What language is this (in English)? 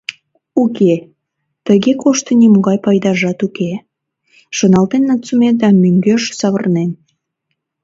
Mari